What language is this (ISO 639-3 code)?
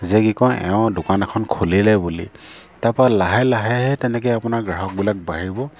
asm